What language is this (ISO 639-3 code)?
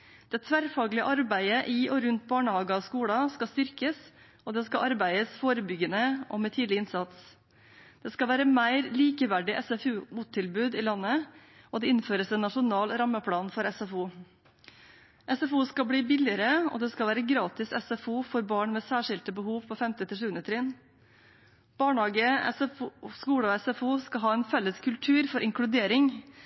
nob